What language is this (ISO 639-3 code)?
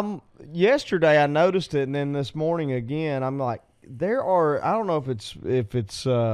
eng